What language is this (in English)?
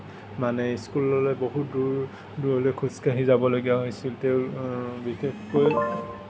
Assamese